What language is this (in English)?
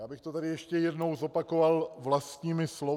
Czech